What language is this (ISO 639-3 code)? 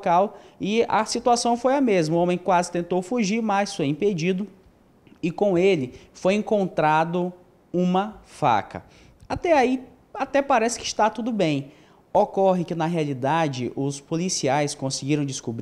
por